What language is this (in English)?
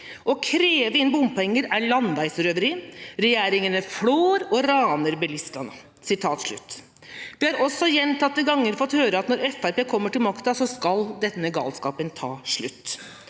Norwegian